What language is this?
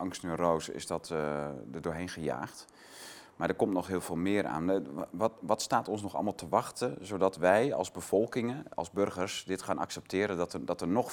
Dutch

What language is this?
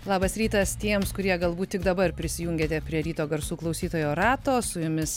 Lithuanian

